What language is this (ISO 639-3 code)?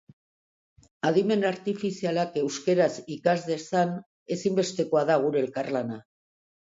eus